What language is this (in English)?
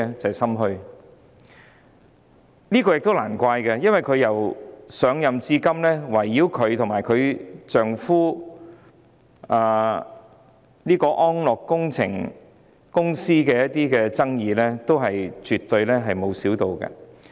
Cantonese